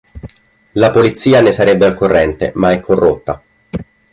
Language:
Italian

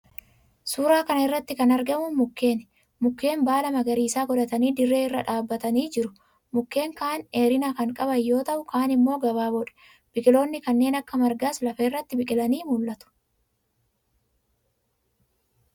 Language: Oromo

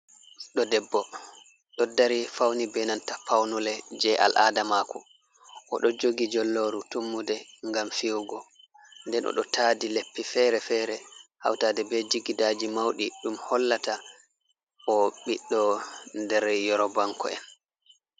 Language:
Fula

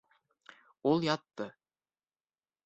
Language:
Bashkir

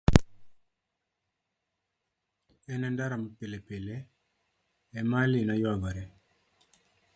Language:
Luo (Kenya and Tanzania)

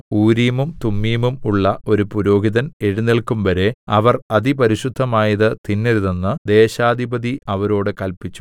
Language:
Malayalam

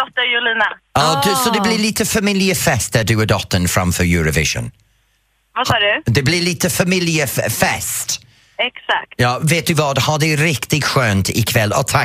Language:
Swedish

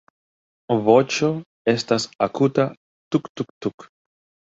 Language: Esperanto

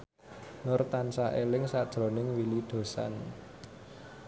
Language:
Javanese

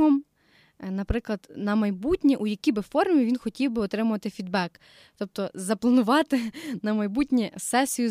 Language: Ukrainian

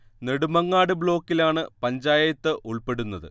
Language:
Malayalam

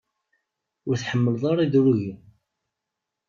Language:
Kabyle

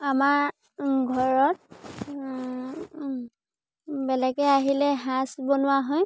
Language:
Assamese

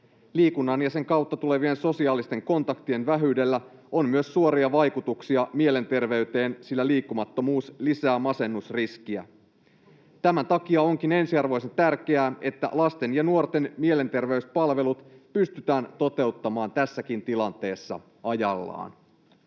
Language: Finnish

